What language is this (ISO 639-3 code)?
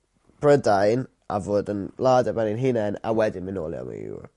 cym